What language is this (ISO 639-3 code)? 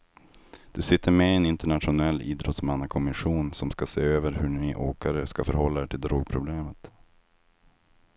swe